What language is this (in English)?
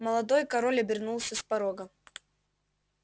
Russian